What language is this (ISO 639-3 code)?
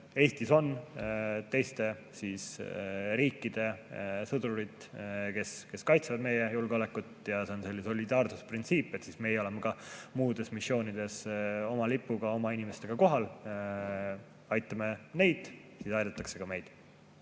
est